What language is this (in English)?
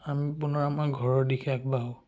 Assamese